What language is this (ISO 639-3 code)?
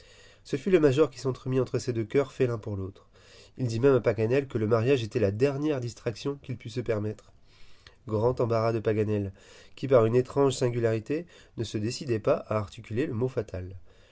fra